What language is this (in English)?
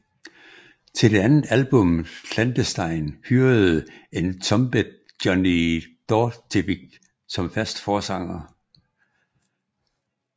Danish